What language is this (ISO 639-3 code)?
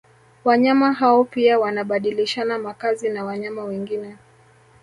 swa